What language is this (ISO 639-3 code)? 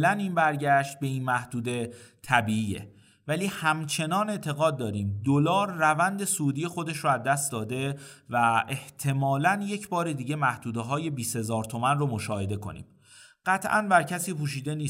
fas